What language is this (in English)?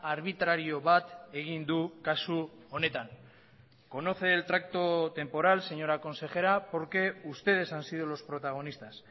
Spanish